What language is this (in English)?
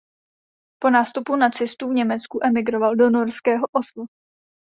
Czech